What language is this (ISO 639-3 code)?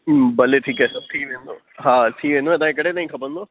snd